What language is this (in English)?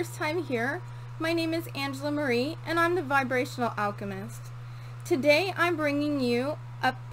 English